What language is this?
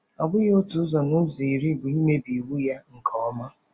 Igbo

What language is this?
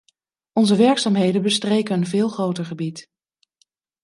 Dutch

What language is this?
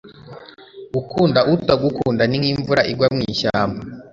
Kinyarwanda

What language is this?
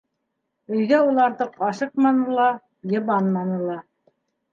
Bashkir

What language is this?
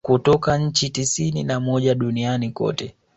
Swahili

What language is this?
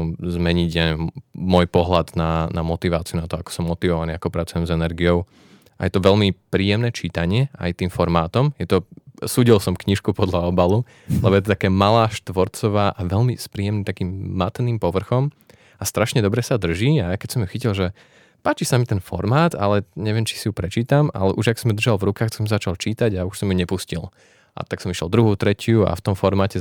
Slovak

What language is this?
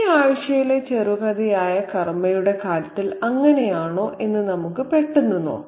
Malayalam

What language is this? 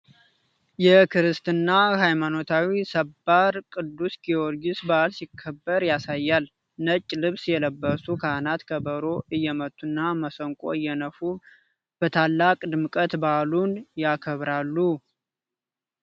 Amharic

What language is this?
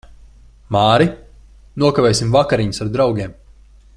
Latvian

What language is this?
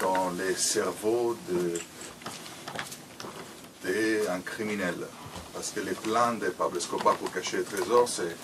French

